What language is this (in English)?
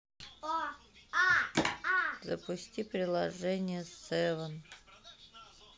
Russian